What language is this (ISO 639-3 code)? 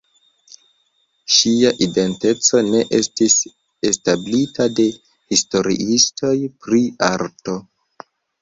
epo